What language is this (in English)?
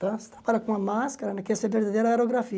Portuguese